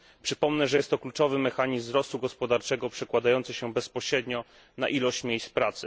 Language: Polish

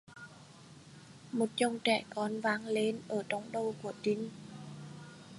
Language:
Vietnamese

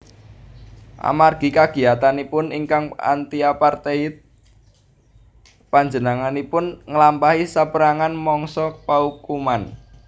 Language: Javanese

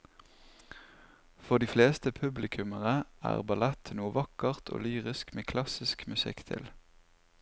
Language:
Norwegian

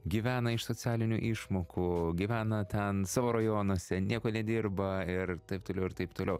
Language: Lithuanian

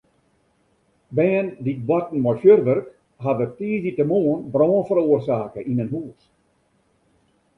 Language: Western Frisian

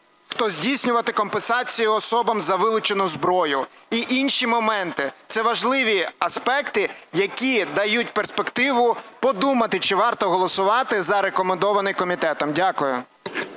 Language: Ukrainian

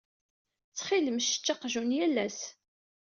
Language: Kabyle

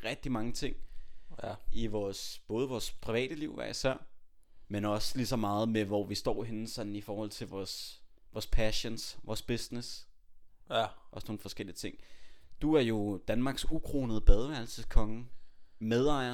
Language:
Danish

